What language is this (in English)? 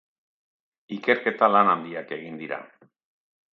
Basque